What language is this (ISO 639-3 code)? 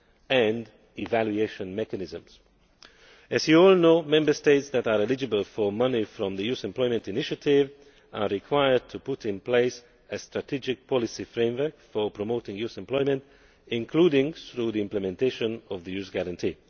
eng